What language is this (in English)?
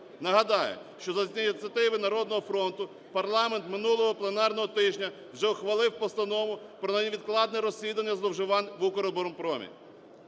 Ukrainian